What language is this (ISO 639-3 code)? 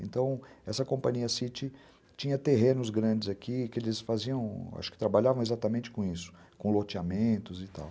por